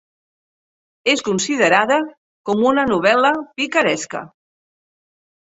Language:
Catalan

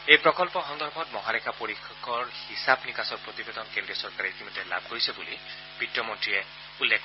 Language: Assamese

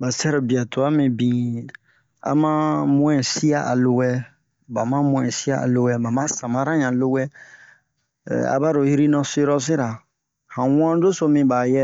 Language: Bomu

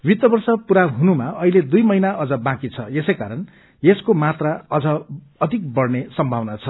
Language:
Nepali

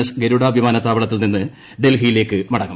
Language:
Malayalam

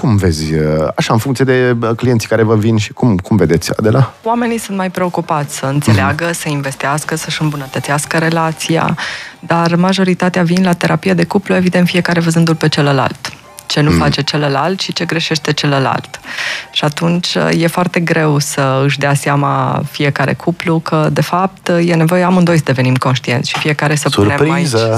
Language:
Romanian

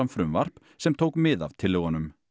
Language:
Icelandic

